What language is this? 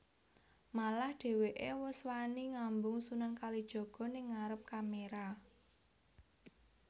Javanese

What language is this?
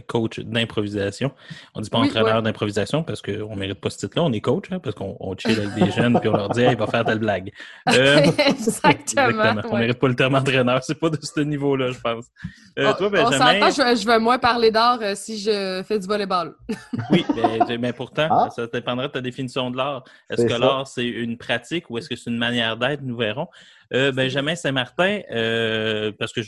French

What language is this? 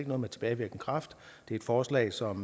Danish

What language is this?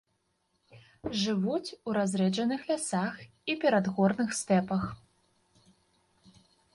Belarusian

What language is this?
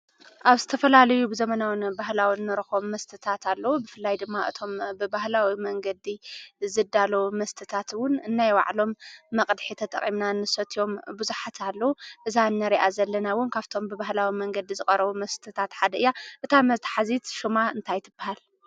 Tigrinya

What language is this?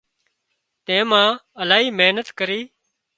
Wadiyara Koli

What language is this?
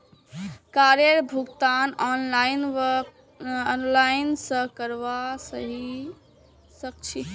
Magahi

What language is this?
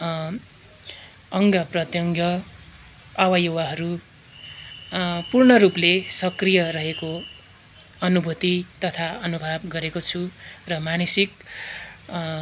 Nepali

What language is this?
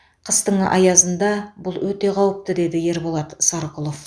Kazakh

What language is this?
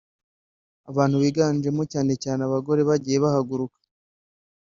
Kinyarwanda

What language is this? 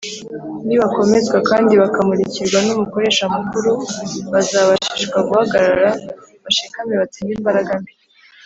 Kinyarwanda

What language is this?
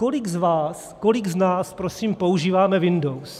Czech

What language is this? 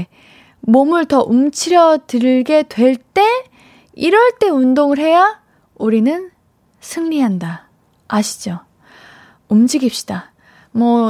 Korean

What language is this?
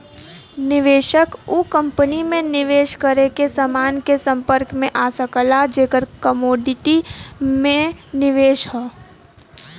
Bhojpuri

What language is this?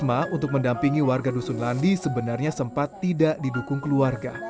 Indonesian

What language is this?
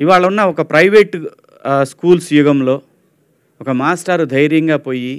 Telugu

